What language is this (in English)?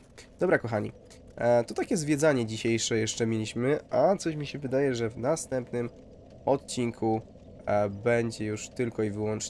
Polish